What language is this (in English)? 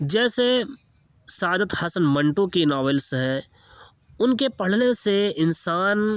Urdu